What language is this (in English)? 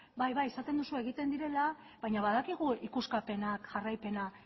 Basque